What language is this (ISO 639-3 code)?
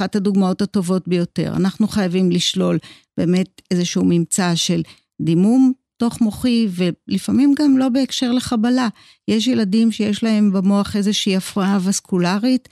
heb